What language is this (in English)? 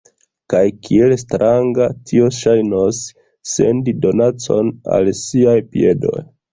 Esperanto